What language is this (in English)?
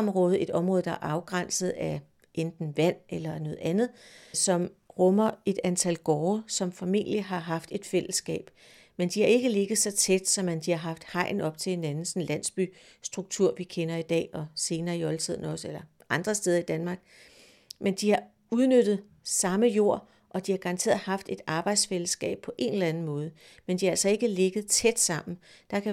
Danish